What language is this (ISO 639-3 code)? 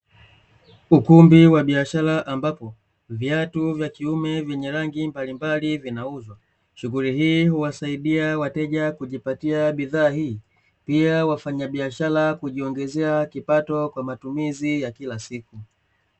swa